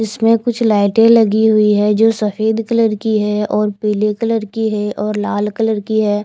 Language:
Hindi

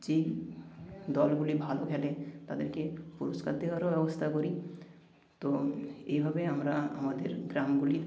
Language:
Bangla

